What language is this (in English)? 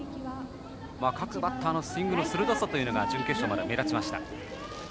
Japanese